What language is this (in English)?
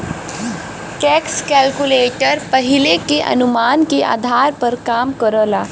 Bhojpuri